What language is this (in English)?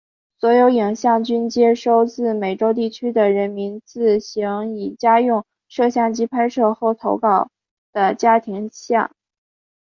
Chinese